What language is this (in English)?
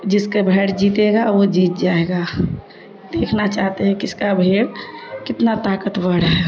Urdu